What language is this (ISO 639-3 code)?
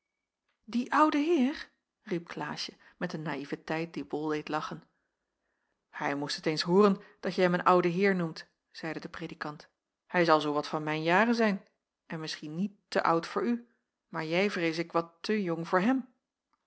nld